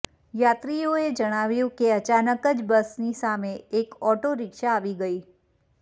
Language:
Gujarati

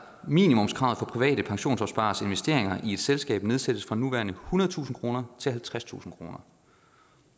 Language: Danish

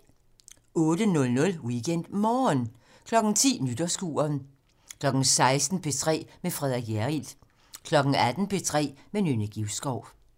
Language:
Danish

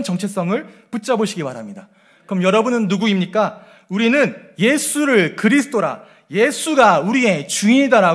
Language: Korean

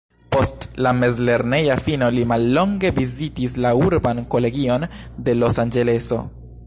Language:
Esperanto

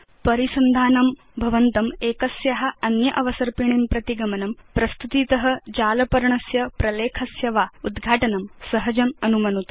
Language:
Sanskrit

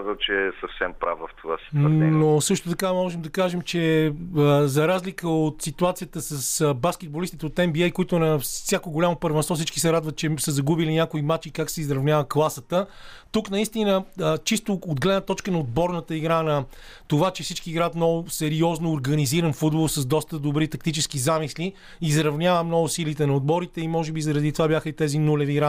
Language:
Bulgarian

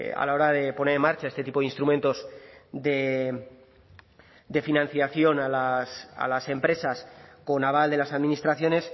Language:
Spanish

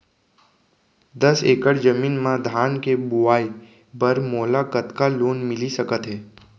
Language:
Chhattisgarhi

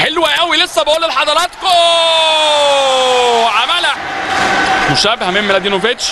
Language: Arabic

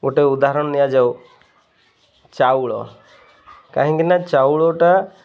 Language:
Odia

